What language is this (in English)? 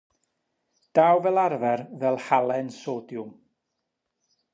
Welsh